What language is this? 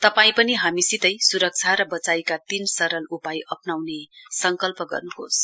Nepali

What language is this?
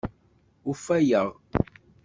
Kabyle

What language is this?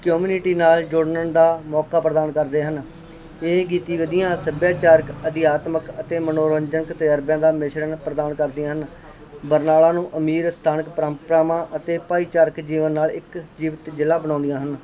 Punjabi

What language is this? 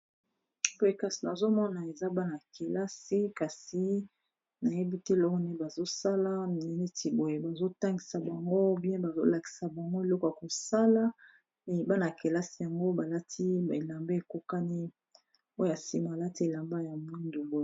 Lingala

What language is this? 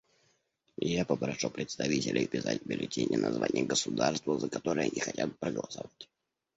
Russian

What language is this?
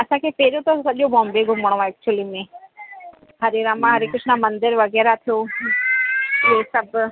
Sindhi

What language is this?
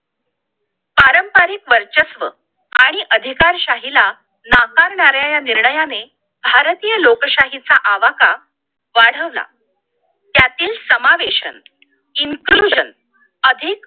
Marathi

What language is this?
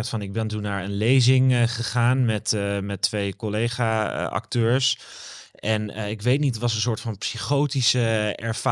Dutch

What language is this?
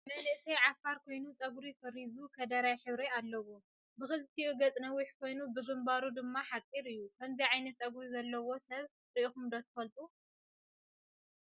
Tigrinya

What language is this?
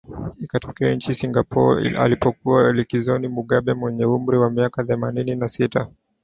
Swahili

